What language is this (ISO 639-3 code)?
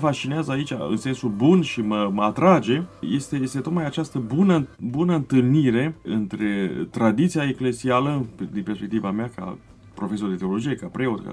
ron